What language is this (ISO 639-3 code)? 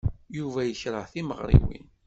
kab